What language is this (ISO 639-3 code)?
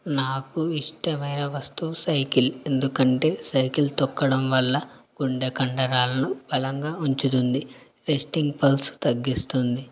tel